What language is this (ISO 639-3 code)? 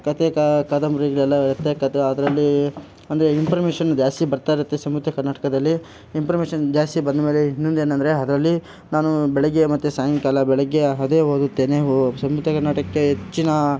kan